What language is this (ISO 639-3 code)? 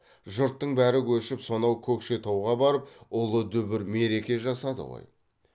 kaz